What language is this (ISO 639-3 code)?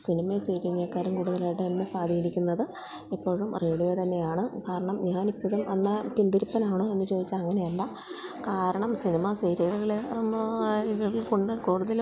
mal